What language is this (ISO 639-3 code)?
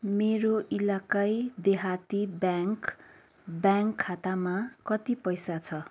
nep